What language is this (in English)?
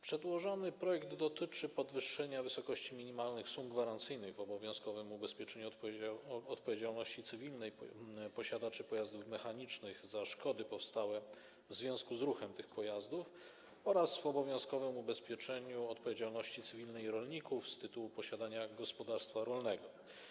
Polish